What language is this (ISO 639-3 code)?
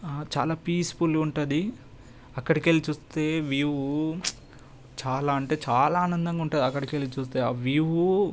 tel